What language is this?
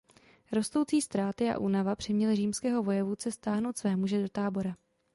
Czech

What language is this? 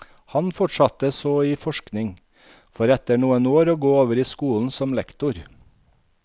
Norwegian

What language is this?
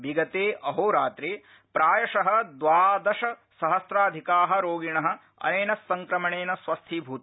Sanskrit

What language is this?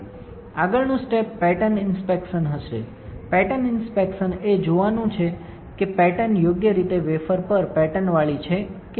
Gujarati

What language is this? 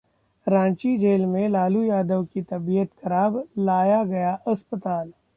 Hindi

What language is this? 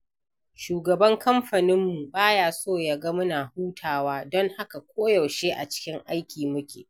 Hausa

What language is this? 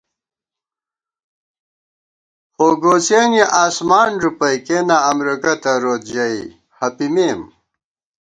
Gawar-Bati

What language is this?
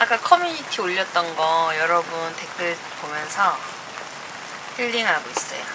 Korean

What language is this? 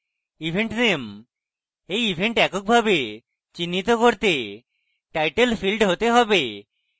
Bangla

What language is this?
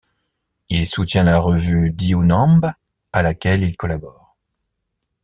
French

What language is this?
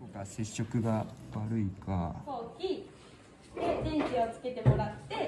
Japanese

